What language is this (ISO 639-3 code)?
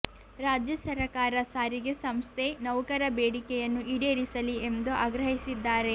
kan